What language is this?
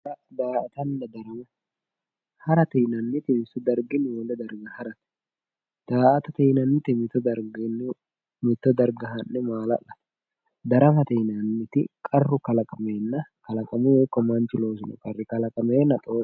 Sidamo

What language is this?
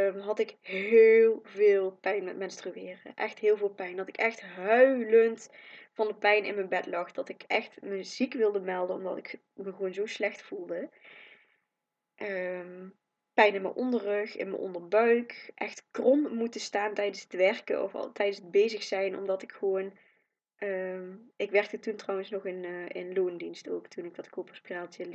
Dutch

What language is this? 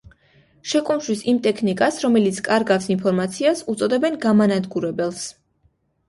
Georgian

